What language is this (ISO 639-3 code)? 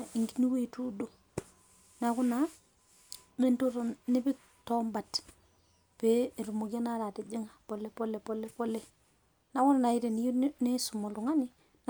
mas